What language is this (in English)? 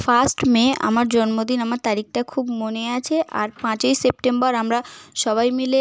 Bangla